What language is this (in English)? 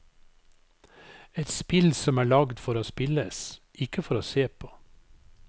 Norwegian